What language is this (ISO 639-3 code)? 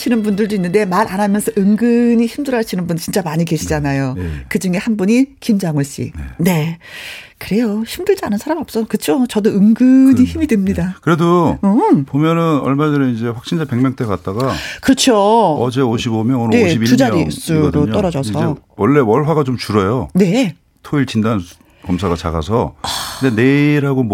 kor